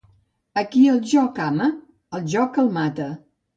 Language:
Catalan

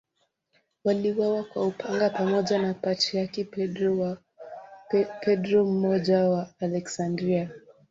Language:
Swahili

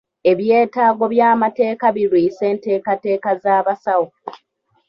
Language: Ganda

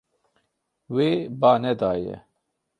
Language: Kurdish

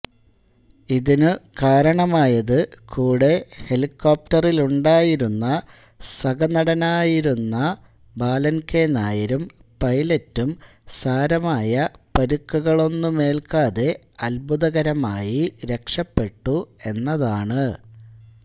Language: Malayalam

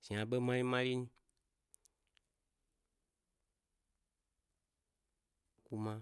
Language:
Gbari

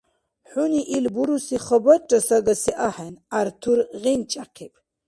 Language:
Dargwa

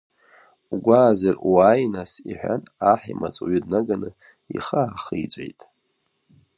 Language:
Abkhazian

